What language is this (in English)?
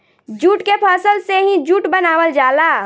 Bhojpuri